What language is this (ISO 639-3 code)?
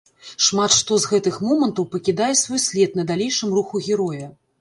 bel